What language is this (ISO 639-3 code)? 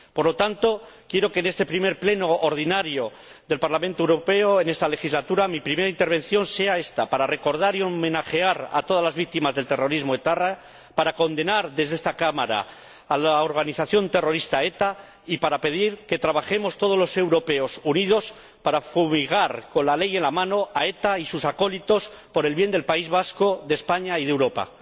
spa